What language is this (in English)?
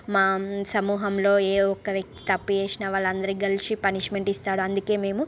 Telugu